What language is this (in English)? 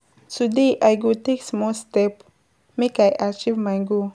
Nigerian Pidgin